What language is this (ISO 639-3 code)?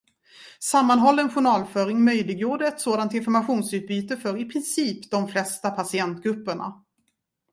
swe